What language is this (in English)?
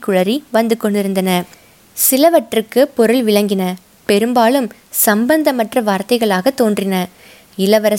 Tamil